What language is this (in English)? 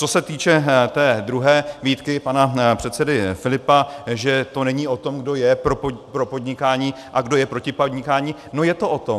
Czech